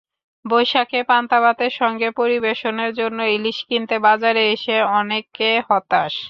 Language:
Bangla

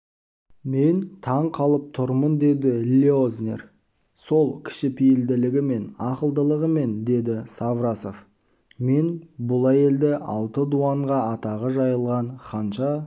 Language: Kazakh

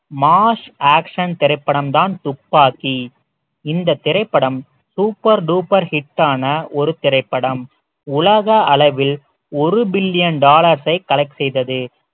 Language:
Tamil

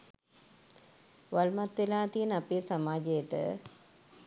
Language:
Sinhala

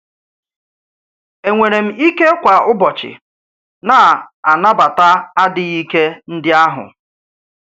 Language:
Igbo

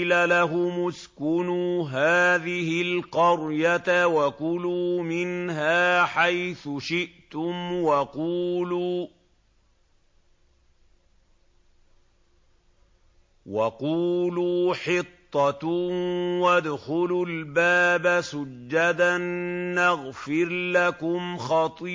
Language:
Arabic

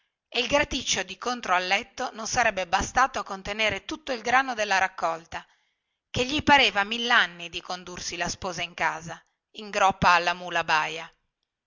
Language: Italian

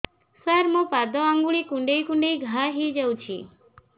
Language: Odia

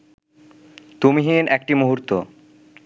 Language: Bangla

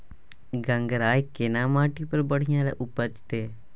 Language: Maithili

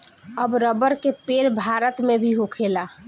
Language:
Bhojpuri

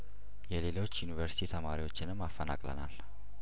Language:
Amharic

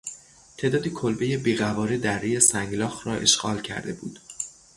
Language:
Persian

